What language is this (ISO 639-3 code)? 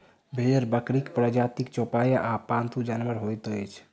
mai